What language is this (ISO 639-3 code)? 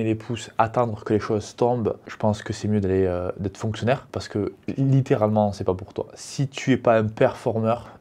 fra